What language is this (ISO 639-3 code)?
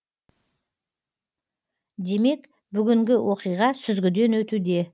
kaz